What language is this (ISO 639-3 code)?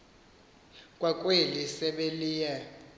xho